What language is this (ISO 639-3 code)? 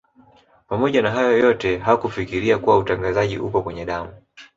swa